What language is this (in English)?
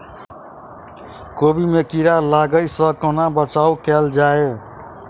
Maithili